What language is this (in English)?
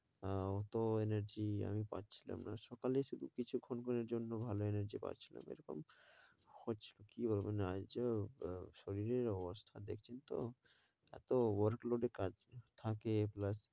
Bangla